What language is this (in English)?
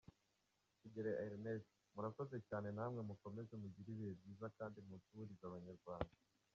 Kinyarwanda